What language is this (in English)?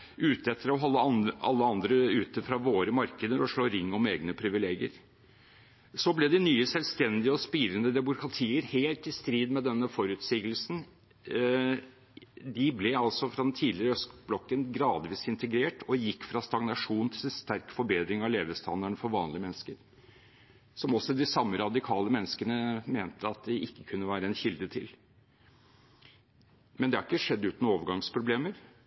Norwegian Bokmål